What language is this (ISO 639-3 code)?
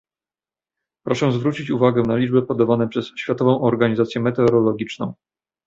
pol